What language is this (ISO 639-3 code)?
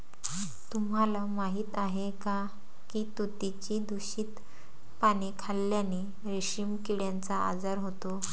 mar